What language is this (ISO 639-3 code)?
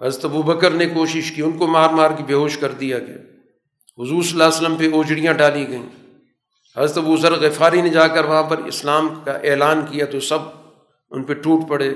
urd